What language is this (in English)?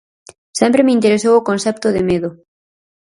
Galician